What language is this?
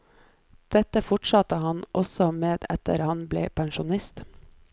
Norwegian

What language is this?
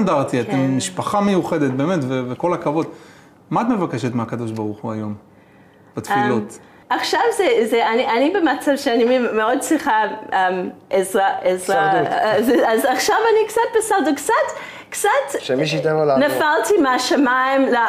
Hebrew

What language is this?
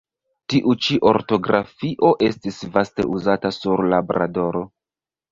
Esperanto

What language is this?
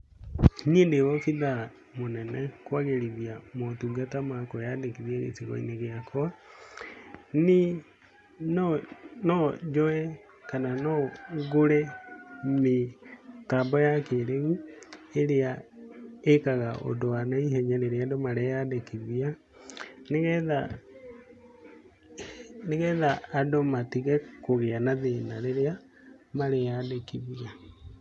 Kikuyu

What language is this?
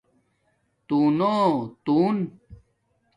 Domaaki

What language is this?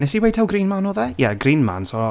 Welsh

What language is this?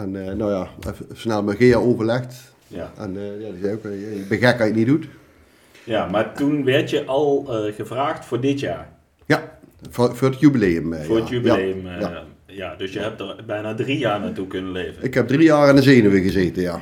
Dutch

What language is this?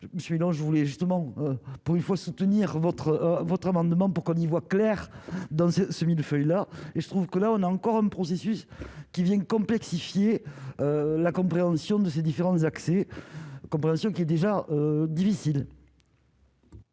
French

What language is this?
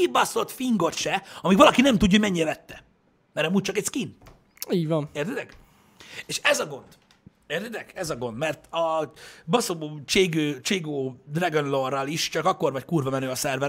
Hungarian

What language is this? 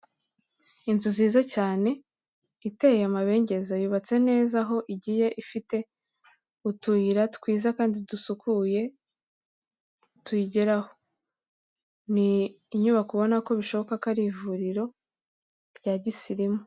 Kinyarwanda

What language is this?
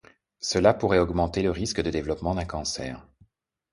French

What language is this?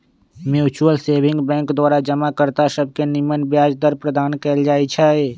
Magahi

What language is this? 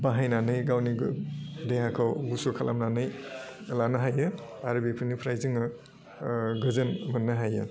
Bodo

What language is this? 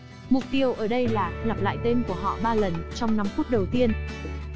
Vietnamese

